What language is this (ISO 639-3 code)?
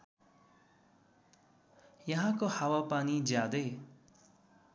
nep